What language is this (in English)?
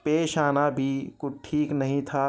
Urdu